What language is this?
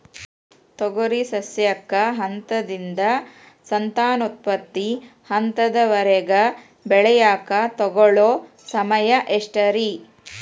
Kannada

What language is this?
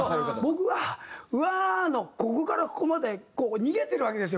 Japanese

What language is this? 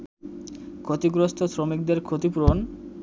Bangla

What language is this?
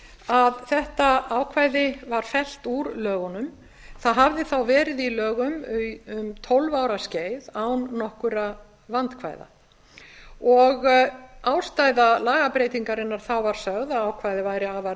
Icelandic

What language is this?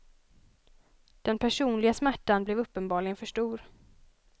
Swedish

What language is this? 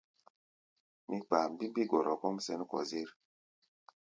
Gbaya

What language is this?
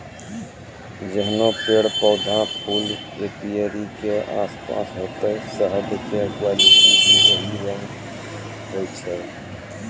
Maithili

